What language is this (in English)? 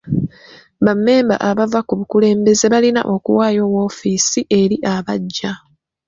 Ganda